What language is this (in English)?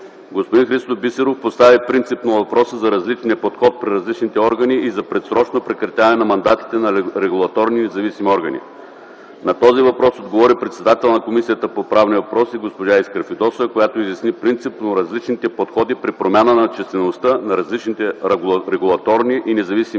Bulgarian